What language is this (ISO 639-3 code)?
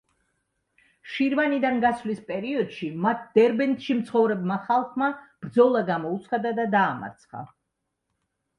kat